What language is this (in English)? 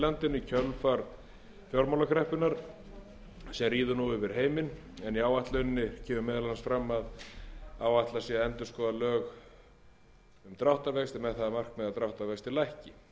Icelandic